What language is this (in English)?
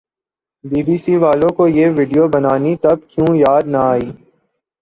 Urdu